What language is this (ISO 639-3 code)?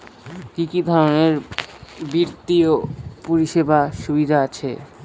ben